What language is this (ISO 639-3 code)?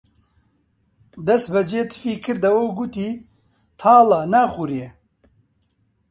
ckb